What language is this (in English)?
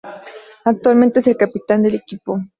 Spanish